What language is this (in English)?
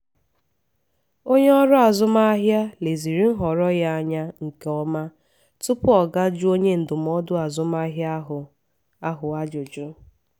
Igbo